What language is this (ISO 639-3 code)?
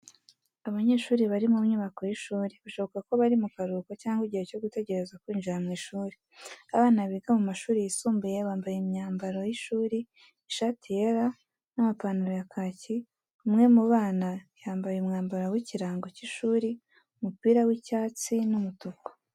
kin